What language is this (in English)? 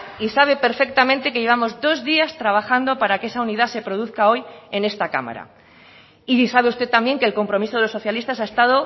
Spanish